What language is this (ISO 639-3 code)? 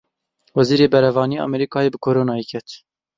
kur